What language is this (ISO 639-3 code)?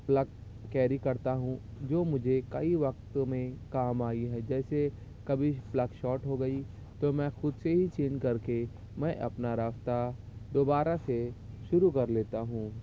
urd